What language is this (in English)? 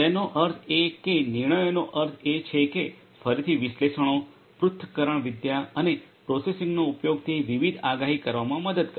Gujarati